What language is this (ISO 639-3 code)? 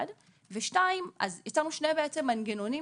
heb